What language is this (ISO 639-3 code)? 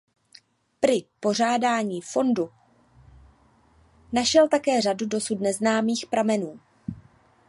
ces